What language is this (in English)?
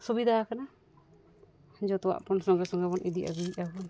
Santali